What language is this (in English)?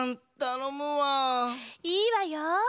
Japanese